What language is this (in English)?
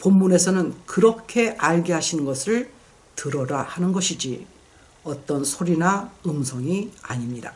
Korean